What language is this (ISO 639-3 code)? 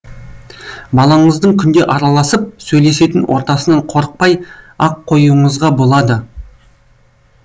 kaz